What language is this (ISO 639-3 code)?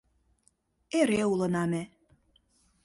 chm